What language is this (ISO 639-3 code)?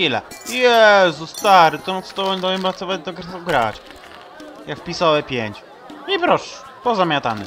pol